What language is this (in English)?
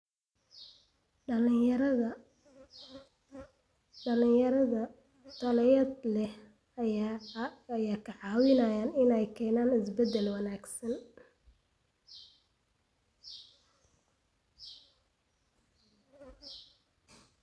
Somali